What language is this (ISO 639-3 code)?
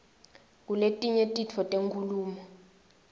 ssw